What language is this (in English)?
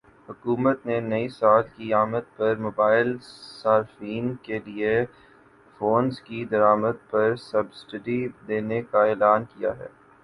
Urdu